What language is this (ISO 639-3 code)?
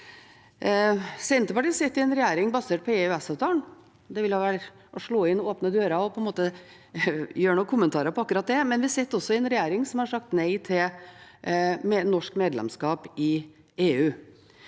nor